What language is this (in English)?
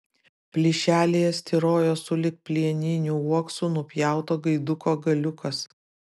Lithuanian